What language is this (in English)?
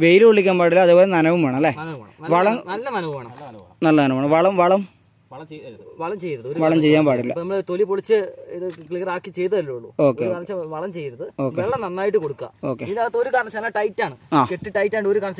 Indonesian